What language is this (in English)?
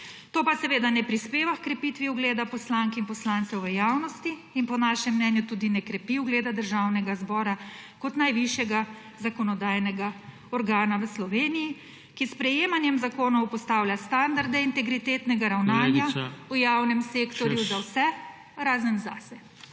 Slovenian